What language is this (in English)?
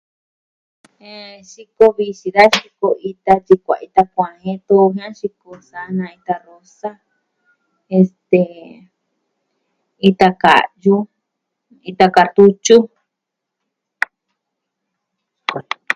Southwestern Tlaxiaco Mixtec